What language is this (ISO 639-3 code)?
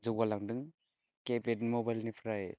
brx